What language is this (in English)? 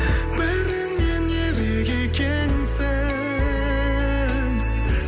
Kazakh